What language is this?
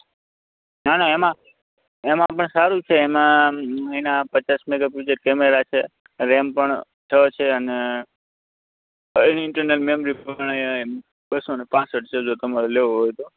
Gujarati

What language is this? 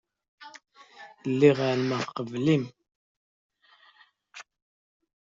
Kabyle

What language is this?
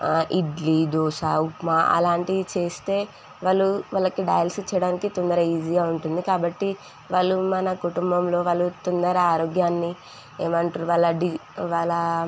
Telugu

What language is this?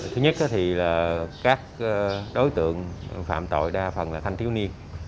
Vietnamese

